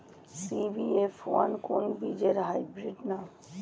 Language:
Bangla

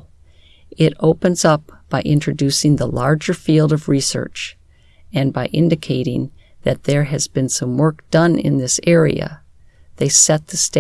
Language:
English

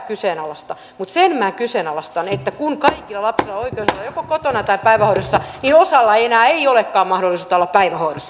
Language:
Finnish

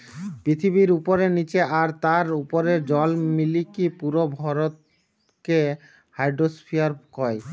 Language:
Bangla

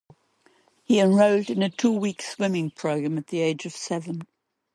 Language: English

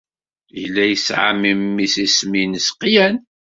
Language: Kabyle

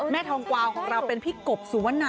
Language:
Thai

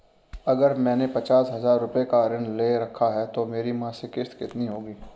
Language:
Hindi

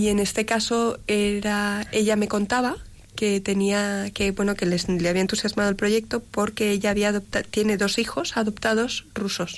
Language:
Spanish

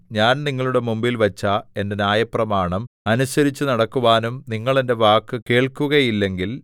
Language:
Malayalam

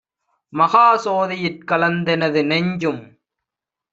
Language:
Tamil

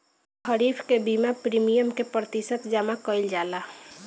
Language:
Bhojpuri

